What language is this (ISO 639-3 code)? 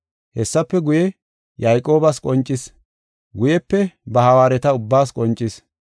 gof